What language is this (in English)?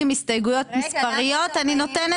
Hebrew